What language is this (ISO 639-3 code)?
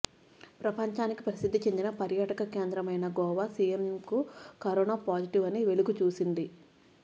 tel